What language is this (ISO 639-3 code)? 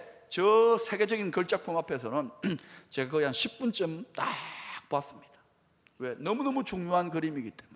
kor